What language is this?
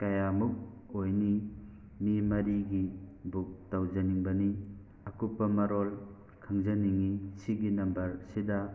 Manipuri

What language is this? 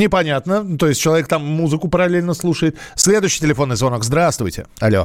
Russian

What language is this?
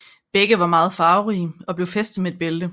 Danish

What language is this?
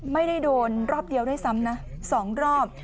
Thai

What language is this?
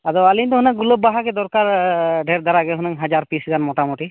Santali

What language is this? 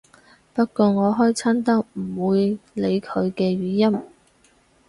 Cantonese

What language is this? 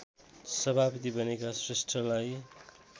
Nepali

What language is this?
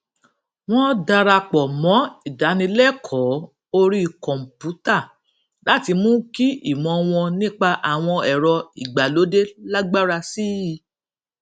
Yoruba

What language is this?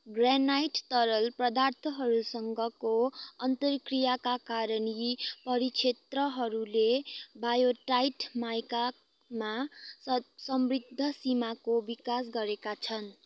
Nepali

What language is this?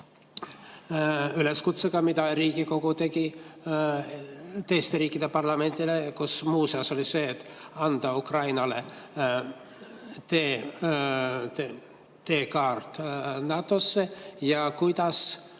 Estonian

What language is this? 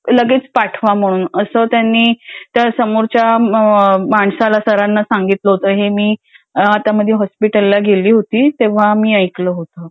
Marathi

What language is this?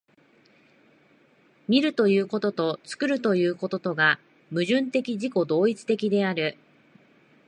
Japanese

